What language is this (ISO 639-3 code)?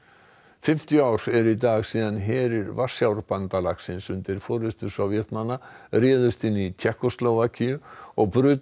isl